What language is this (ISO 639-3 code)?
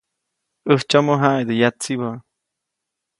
zoc